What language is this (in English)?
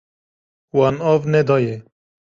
Kurdish